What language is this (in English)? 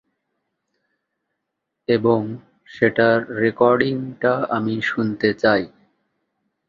Bangla